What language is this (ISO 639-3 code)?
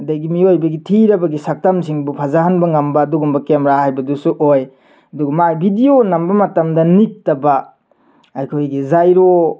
mni